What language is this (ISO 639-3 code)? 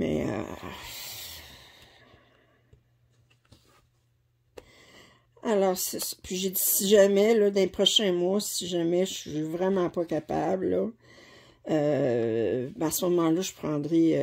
fra